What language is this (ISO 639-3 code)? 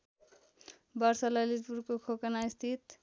nep